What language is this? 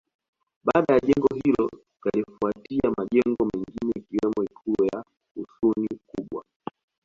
Swahili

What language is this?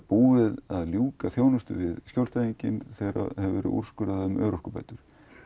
Icelandic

